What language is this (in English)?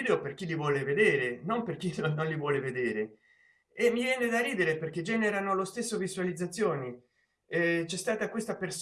Italian